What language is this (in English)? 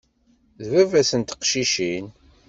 Kabyle